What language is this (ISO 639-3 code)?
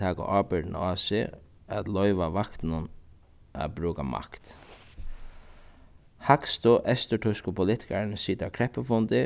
fao